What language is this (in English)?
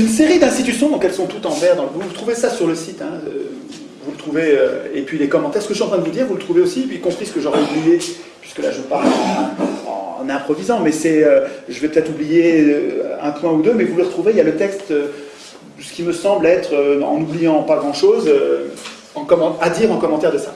French